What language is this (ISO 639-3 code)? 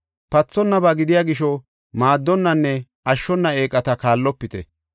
gof